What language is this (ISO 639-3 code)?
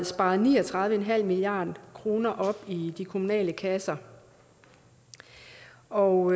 dan